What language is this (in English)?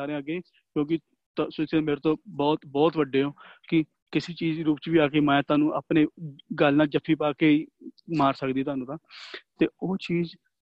Punjabi